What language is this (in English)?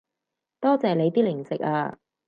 Cantonese